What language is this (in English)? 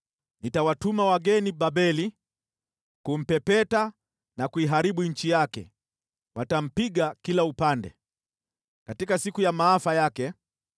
Swahili